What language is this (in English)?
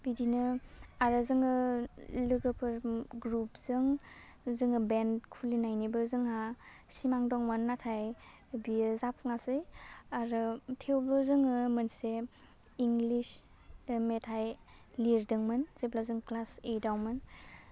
Bodo